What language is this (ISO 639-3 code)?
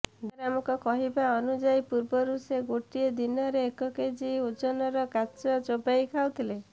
ori